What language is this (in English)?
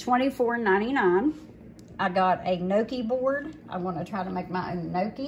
English